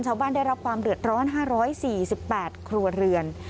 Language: Thai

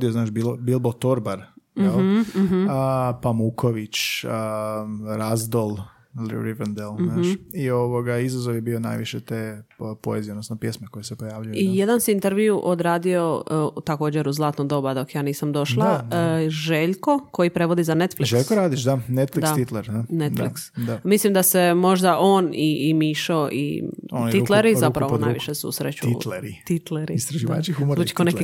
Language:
Croatian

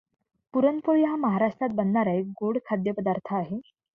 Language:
Marathi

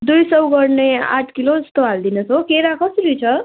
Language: Nepali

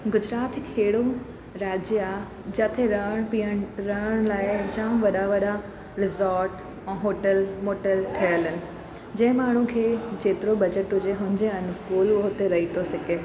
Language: Sindhi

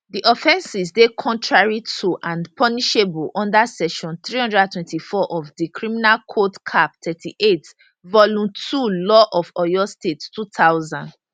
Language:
Nigerian Pidgin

